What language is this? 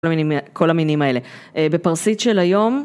Hebrew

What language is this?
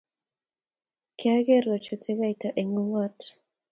Kalenjin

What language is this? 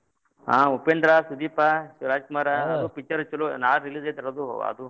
Kannada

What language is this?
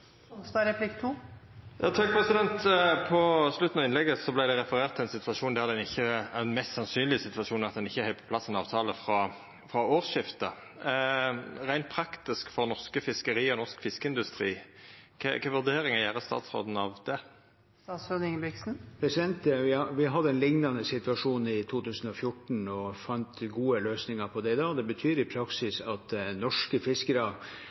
Norwegian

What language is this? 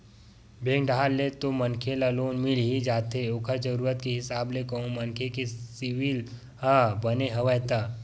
Chhattisgarhi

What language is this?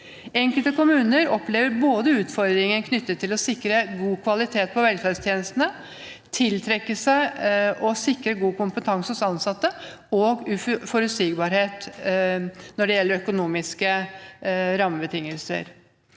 Norwegian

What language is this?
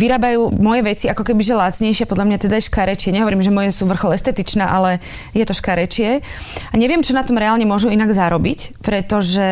Slovak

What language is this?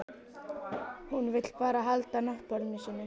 Icelandic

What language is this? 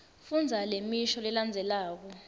Swati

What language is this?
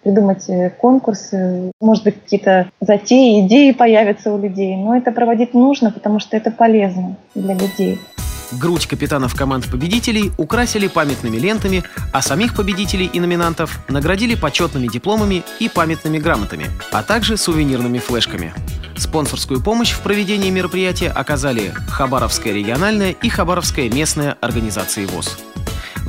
Russian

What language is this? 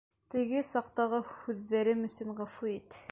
Bashkir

